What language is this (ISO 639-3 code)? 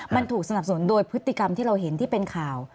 tha